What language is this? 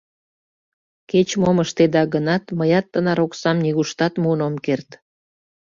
Mari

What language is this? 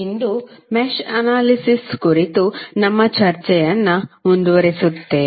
Kannada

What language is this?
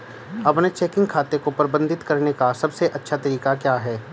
Hindi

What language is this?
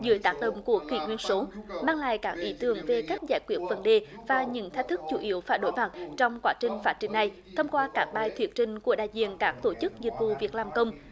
Vietnamese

